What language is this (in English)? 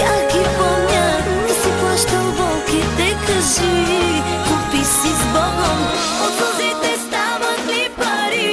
Korean